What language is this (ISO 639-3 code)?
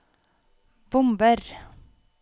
nor